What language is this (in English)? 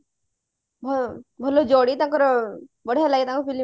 Odia